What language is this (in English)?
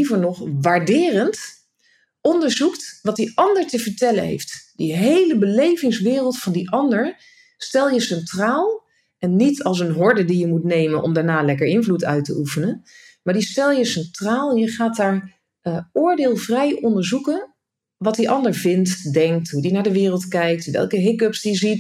Dutch